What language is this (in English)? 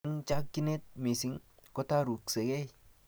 Kalenjin